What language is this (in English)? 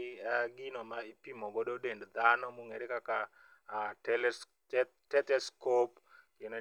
Luo (Kenya and Tanzania)